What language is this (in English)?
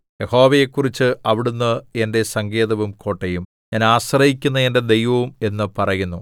Malayalam